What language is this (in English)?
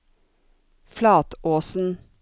Norwegian